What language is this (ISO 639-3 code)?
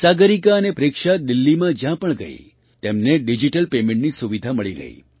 guj